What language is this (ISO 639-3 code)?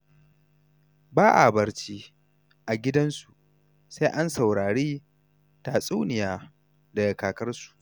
hau